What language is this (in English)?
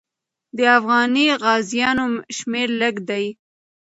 Pashto